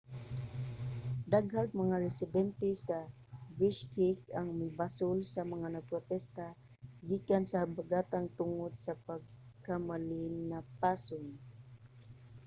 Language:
Cebuano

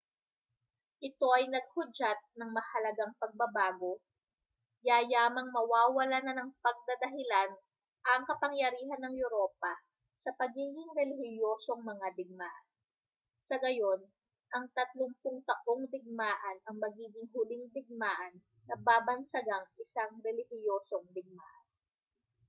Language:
Filipino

